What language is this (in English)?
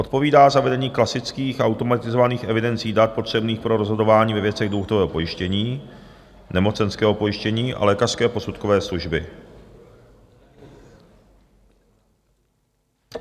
Czech